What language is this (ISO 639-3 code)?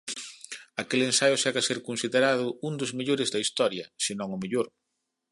glg